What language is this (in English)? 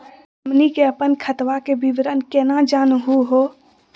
Magahi